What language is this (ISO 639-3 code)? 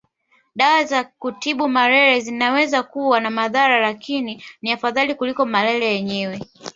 swa